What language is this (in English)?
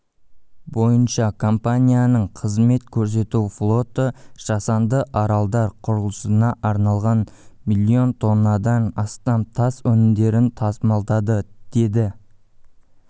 Kazakh